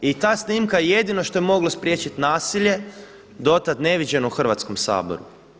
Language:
Croatian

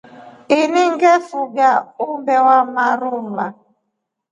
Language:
Rombo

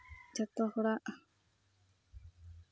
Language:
Santali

